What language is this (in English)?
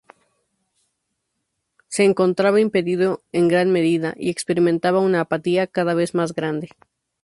Spanish